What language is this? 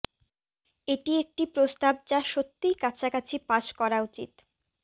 Bangla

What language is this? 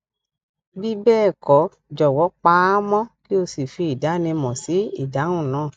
Yoruba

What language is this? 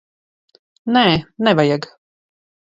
Latvian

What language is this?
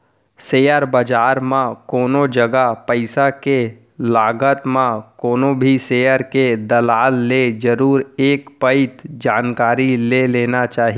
Chhattisgarhi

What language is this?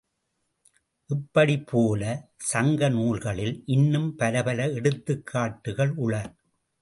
Tamil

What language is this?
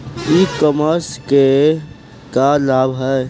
Bhojpuri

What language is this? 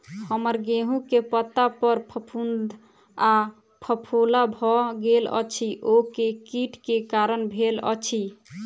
Maithili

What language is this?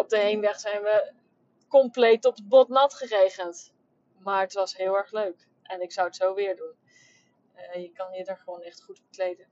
Dutch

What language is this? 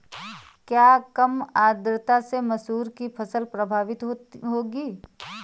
Hindi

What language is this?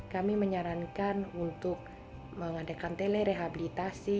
Indonesian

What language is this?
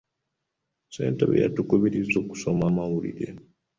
Ganda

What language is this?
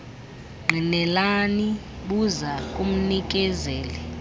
Xhosa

